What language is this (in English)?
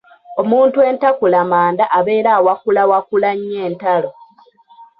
Ganda